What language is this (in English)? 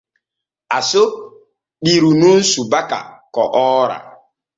Borgu Fulfulde